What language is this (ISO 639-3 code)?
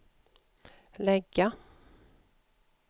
swe